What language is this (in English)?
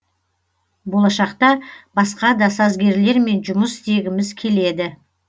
Kazakh